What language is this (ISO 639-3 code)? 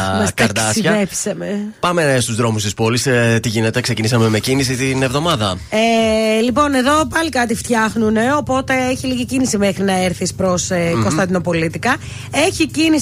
ell